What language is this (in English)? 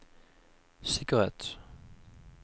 Norwegian